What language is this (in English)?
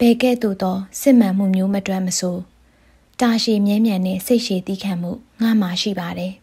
Thai